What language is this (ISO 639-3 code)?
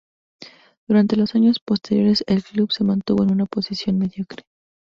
spa